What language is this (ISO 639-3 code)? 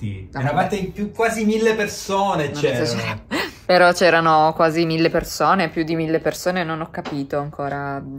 ita